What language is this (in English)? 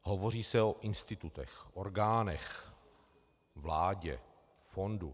Czech